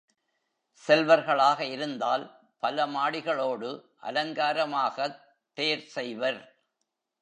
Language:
Tamil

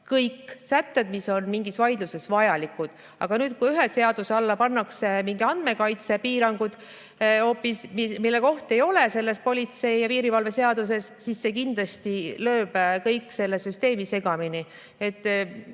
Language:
Estonian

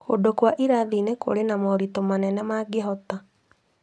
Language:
Kikuyu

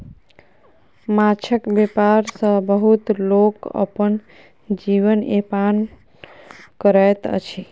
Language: Maithili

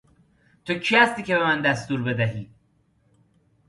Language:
Persian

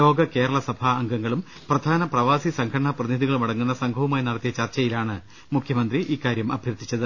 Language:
Malayalam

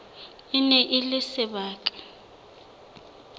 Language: Southern Sotho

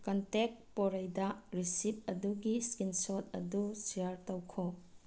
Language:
Manipuri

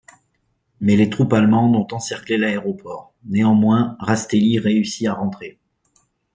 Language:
French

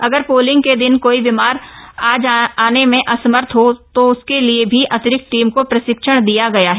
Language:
Hindi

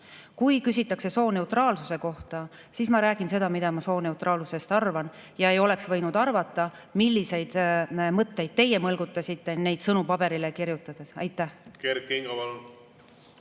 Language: Estonian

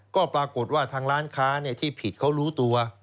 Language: Thai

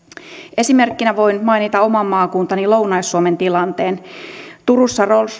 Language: Finnish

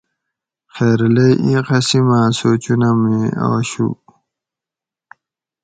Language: Gawri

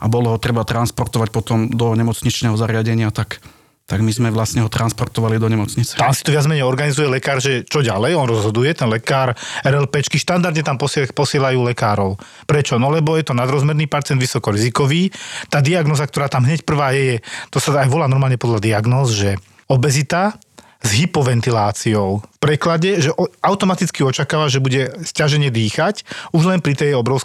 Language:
Slovak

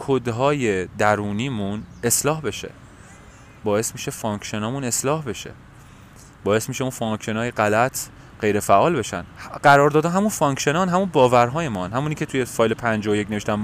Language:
Persian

